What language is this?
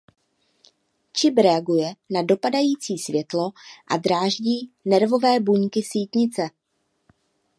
Czech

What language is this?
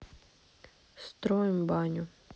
Russian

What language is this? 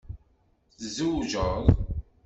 Kabyle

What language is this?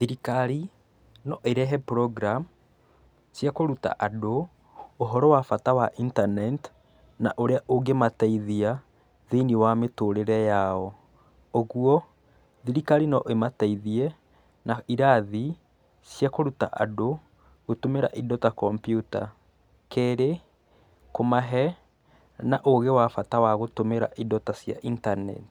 Kikuyu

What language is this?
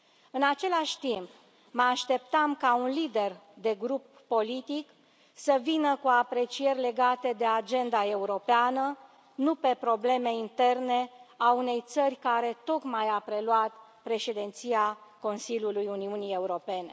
Romanian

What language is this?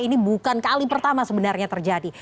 Indonesian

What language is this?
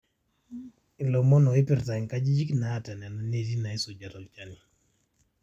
Masai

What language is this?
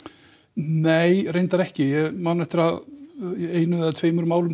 Icelandic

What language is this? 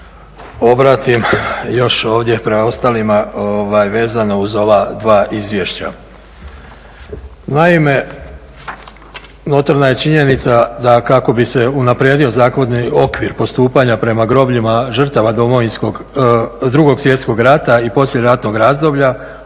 Croatian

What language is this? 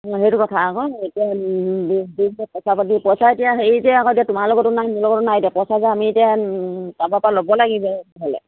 Assamese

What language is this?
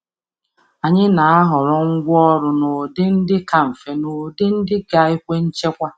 Igbo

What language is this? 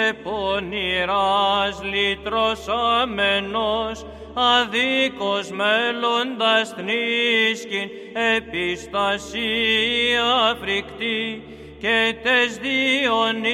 Greek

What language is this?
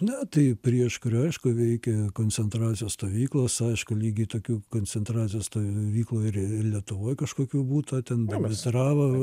Lithuanian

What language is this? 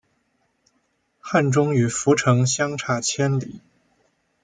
Chinese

